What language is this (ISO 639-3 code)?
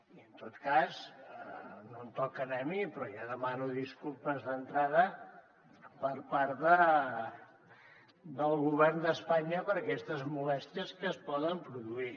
cat